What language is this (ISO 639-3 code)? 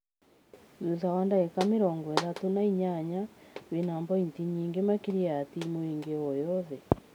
kik